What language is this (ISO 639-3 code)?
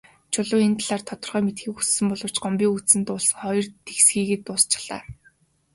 mon